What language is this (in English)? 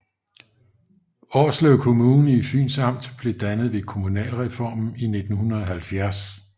Danish